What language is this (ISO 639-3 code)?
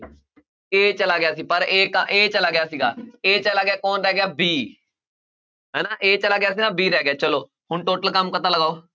pan